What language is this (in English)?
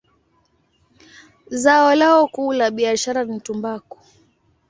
Swahili